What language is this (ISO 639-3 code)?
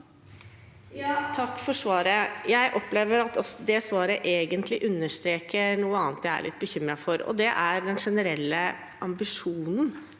nor